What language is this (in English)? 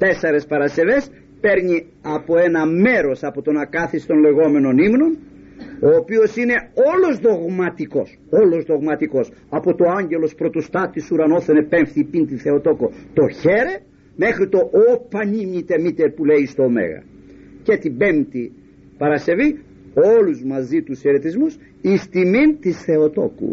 Greek